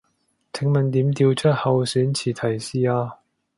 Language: Cantonese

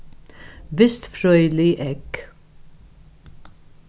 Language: Faroese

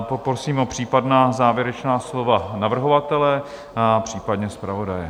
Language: Czech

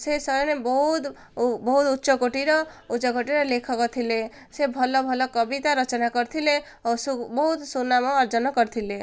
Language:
Odia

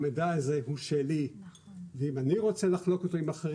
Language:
Hebrew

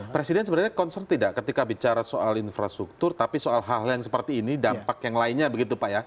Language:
Indonesian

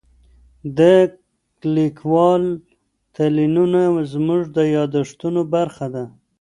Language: Pashto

